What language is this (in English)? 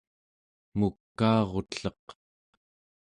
Central Yupik